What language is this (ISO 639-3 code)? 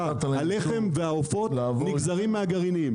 heb